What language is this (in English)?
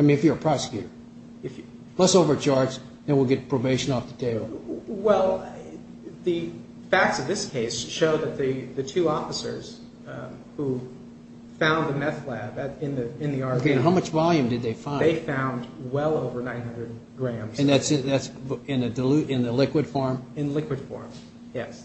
English